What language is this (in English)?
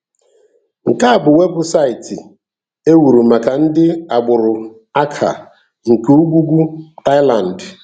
Igbo